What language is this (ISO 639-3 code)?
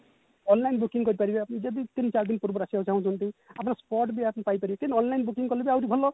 ori